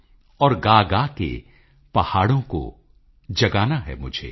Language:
Punjabi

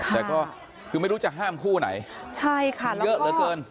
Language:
Thai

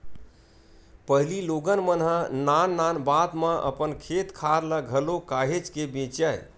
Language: Chhattisgarhi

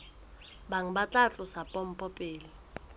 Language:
Southern Sotho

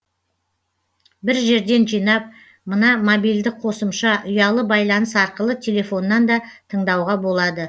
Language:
Kazakh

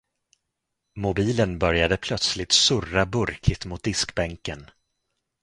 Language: Swedish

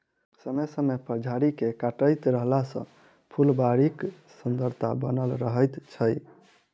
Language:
Maithili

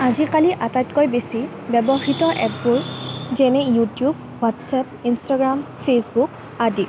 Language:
Assamese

